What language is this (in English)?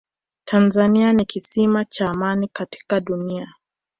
Swahili